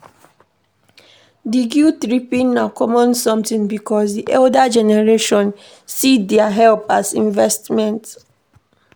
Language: Nigerian Pidgin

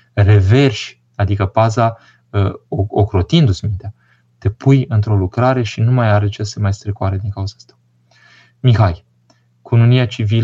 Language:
Romanian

